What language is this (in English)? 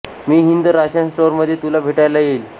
Marathi